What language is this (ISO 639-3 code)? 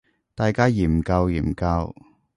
yue